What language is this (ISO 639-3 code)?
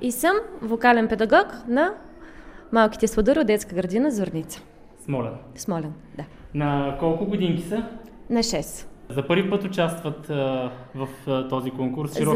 bul